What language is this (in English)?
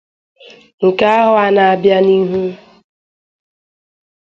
Igbo